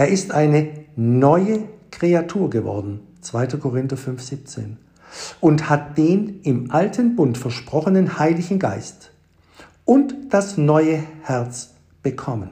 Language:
German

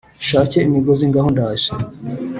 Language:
Kinyarwanda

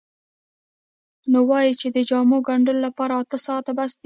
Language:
Pashto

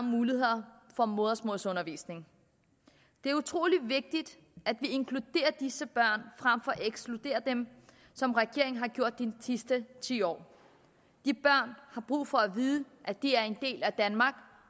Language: Danish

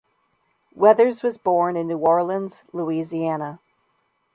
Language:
English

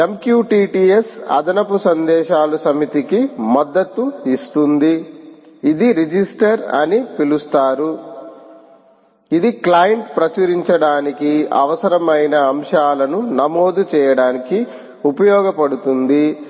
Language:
Telugu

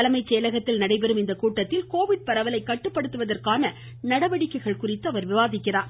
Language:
Tamil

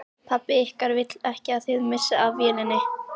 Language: Icelandic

